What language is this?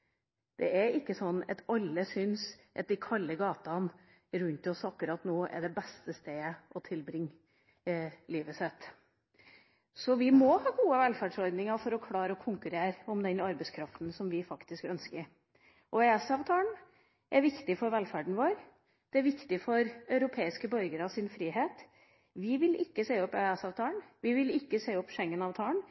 Norwegian Bokmål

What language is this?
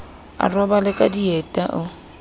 Southern Sotho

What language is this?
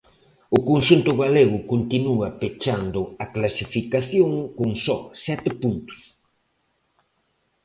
Galician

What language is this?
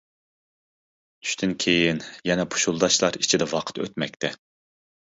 Uyghur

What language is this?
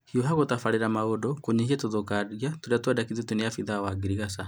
Kikuyu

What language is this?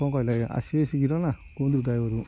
Odia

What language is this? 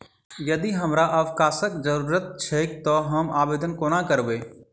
Maithili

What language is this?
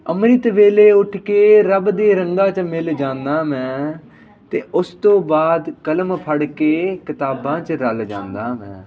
Punjabi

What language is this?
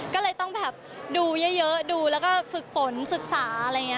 Thai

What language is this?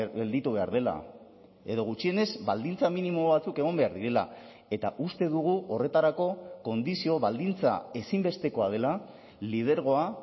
Basque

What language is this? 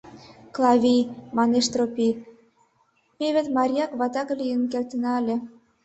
Mari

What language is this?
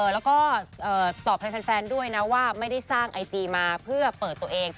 Thai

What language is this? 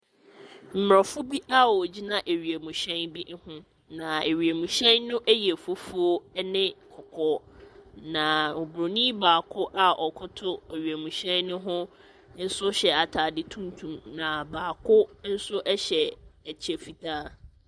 Akan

